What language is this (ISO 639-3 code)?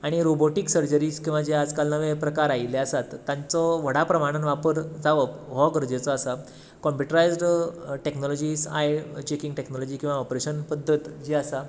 kok